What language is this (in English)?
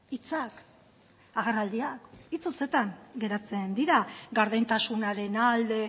Basque